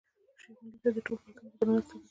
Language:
Pashto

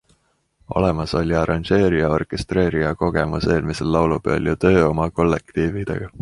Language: Estonian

